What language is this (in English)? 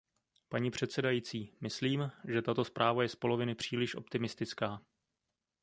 Czech